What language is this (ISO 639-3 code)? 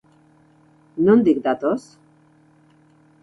eus